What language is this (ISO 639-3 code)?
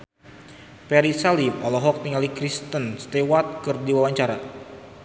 sun